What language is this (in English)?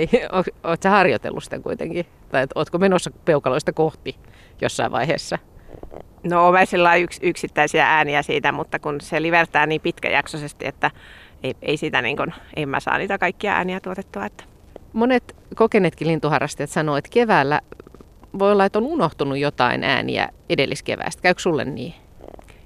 Finnish